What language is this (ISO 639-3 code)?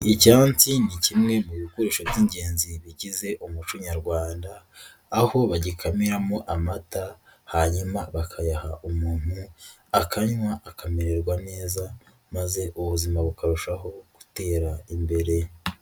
kin